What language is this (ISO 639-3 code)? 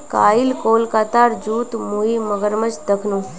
mag